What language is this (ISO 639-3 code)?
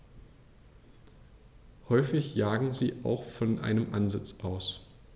deu